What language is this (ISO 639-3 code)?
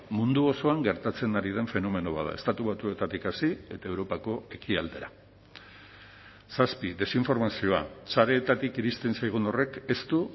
eus